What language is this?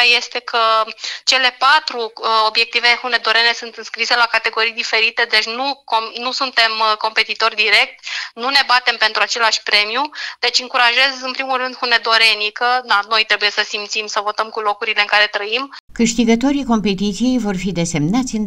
Romanian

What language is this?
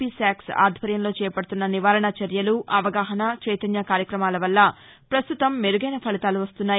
Telugu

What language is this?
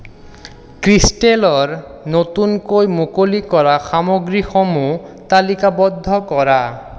Assamese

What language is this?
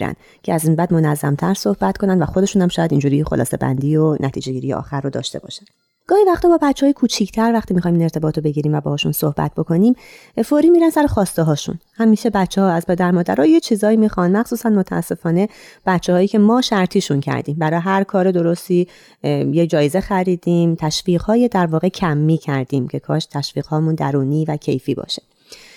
Persian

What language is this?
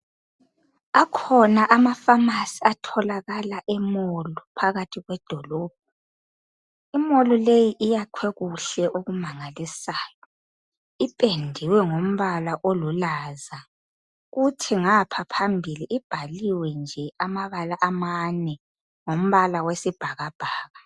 North Ndebele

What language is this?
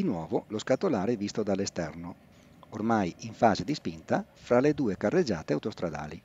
Italian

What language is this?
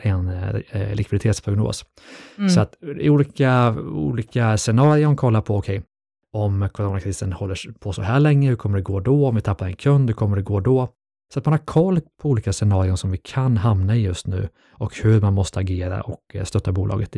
Swedish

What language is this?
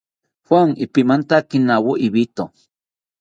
South Ucayali Ashéninka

